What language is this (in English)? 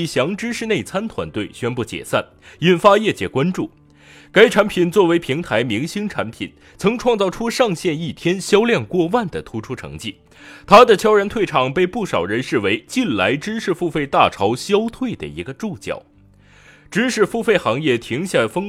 Chinese